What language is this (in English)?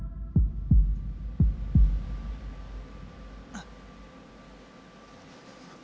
Japanese